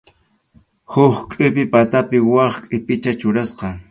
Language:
Arequipa-La Unión Quechua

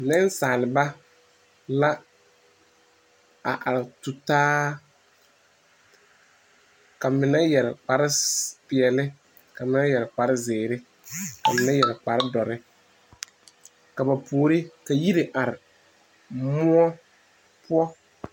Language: Southern Dagaare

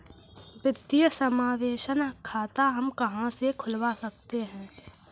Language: Hindi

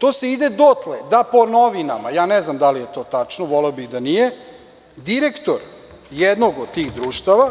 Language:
Serbian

